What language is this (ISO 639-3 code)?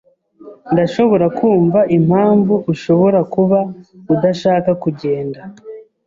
kin